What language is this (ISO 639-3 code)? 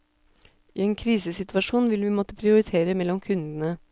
nor